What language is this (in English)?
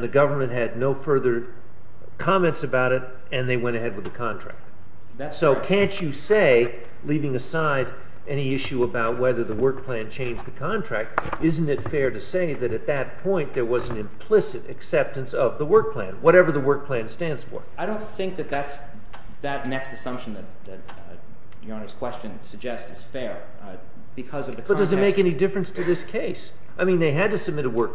English